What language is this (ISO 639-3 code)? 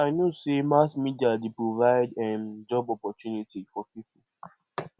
pcm